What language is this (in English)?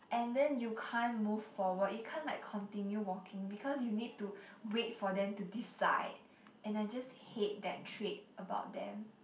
English